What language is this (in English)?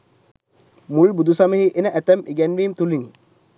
Sinhala